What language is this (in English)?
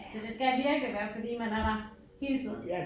Danish